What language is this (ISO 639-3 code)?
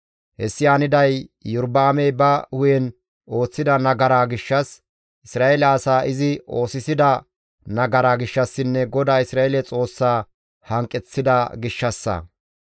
gmv